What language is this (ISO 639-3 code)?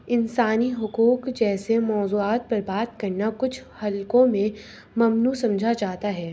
urd